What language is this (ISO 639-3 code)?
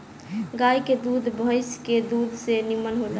bho